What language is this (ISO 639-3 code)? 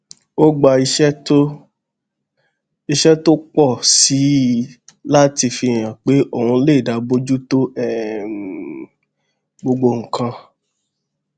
yor